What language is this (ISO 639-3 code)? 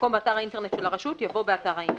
heb